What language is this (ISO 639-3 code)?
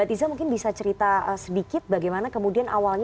ind